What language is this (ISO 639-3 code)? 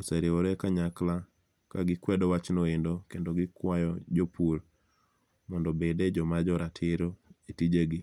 luo